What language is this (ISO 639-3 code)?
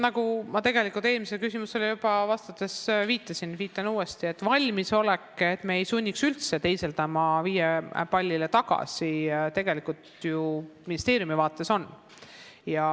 est